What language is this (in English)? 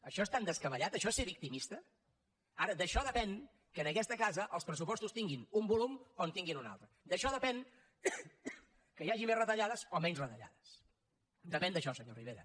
Catalan